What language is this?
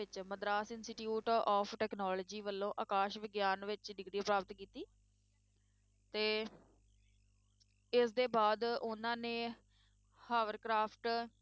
Punjabi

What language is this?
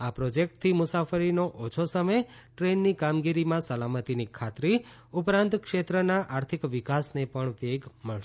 Gujarati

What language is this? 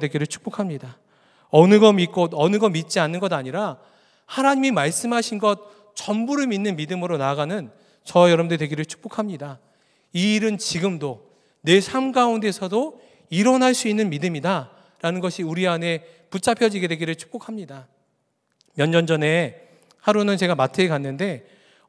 Korean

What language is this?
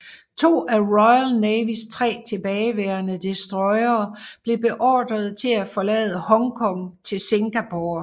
Danish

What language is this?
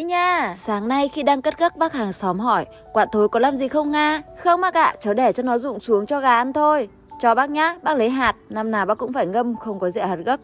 Vietnamese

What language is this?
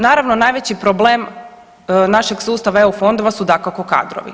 Croatian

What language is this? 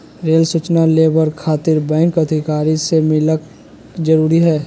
Magahi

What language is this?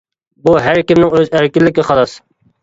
Uyghur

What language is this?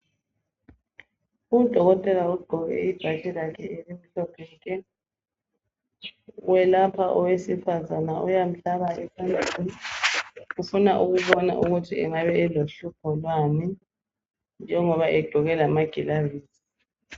North Ndebele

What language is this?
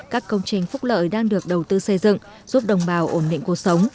Vietnamese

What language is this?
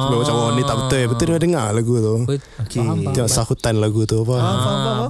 Malay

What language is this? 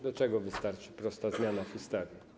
Polish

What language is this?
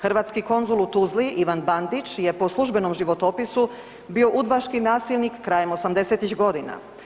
Croatian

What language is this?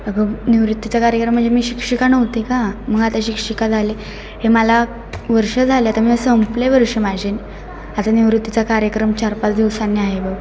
Marathi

